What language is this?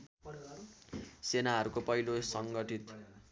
Nepali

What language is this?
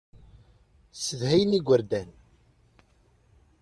Kabyle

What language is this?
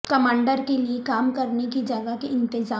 Urdu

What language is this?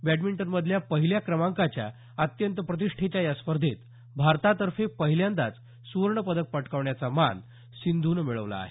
Marathi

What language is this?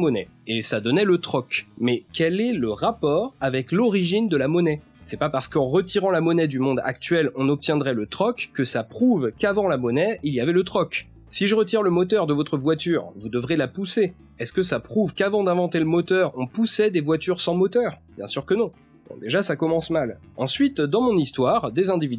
French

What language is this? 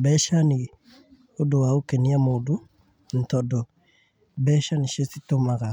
Kikuyu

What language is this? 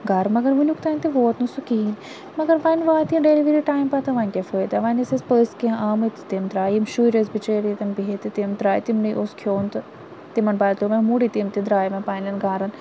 Kashmiri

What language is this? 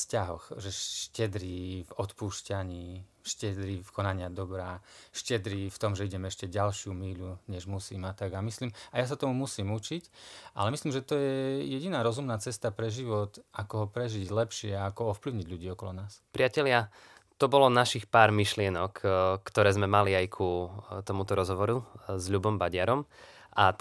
Slovak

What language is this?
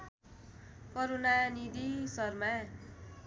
Nepali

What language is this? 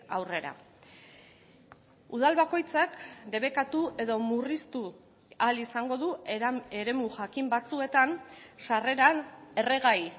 Basque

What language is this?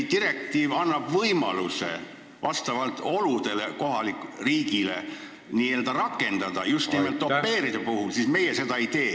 Estonian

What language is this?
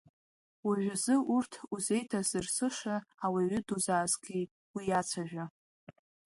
Abkhazian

